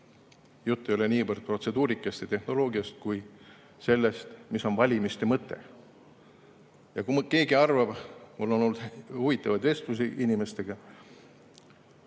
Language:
Estonian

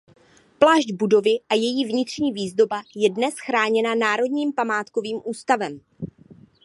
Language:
Czech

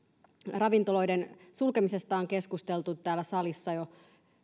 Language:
Finnish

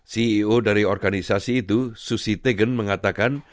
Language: Indonesian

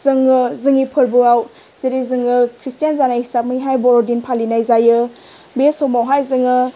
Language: Bodo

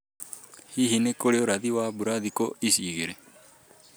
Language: Kikuyu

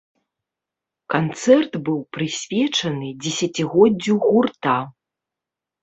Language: Belarusian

